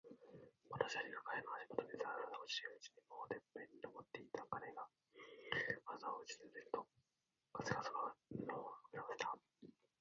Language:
Japanese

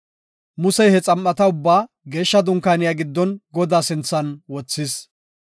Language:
Gofa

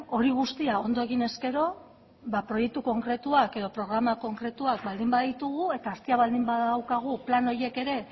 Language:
Basque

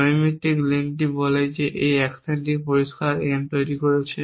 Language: Bangla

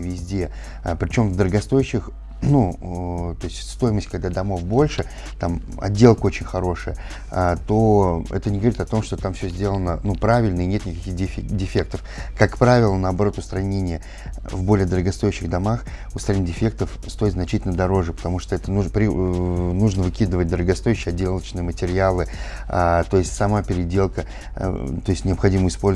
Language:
Russian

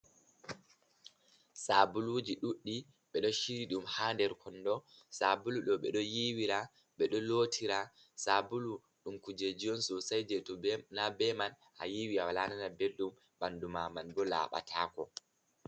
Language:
Fula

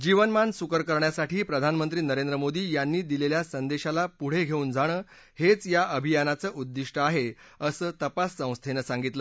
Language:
Marathi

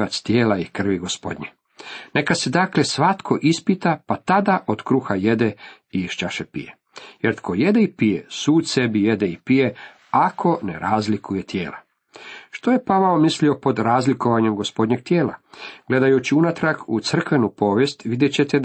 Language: Croatian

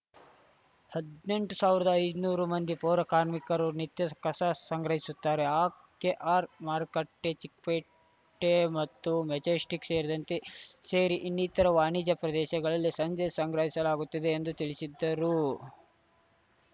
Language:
Kannada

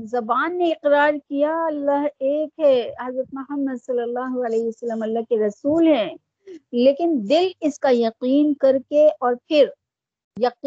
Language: Urdu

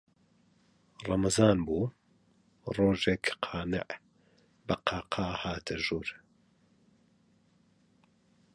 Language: Central Kurdish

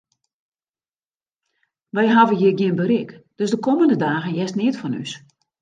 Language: Western Frisian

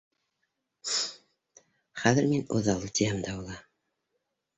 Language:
Bashkir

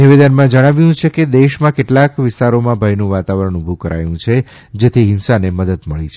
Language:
Gujarati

